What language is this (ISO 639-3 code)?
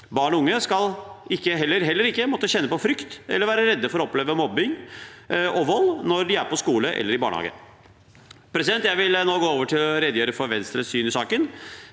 nor